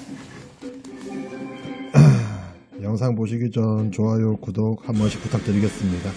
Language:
Korean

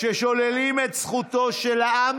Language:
Hebrew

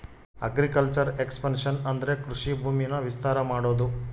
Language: Kannada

